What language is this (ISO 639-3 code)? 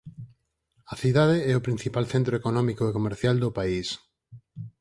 glg